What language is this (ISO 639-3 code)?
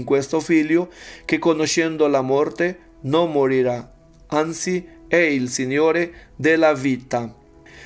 ita